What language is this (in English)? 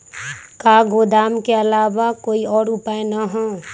Magahi